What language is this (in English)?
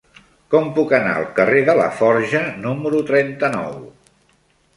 Catalan